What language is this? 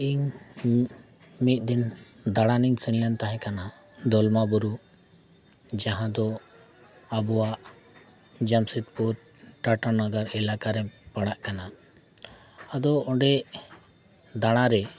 Santali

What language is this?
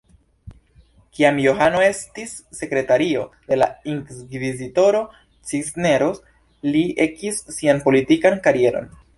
Esperanto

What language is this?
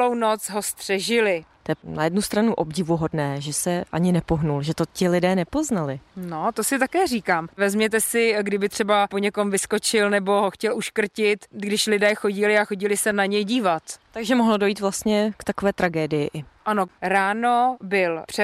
Czech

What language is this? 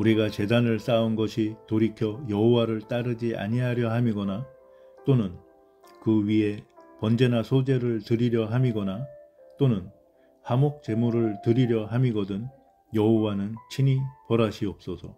Korean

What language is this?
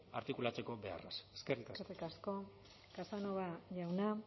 Basque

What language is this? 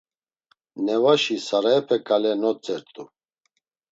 Laz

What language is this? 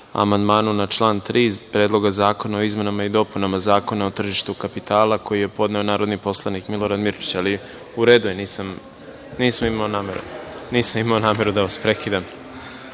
Serbian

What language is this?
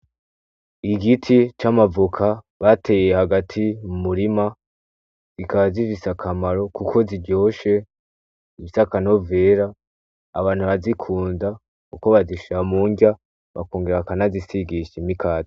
Rundi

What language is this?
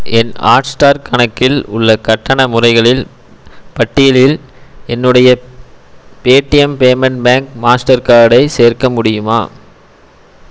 Tamil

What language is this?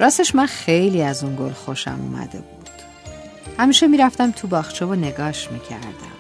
Persian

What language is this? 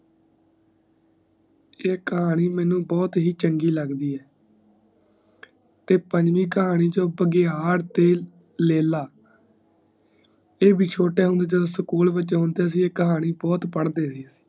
Punjabi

